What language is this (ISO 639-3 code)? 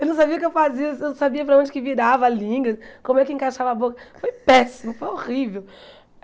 por